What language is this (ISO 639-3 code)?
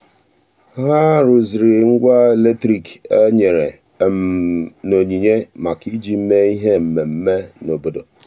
ibo